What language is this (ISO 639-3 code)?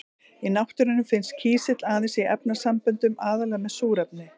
isl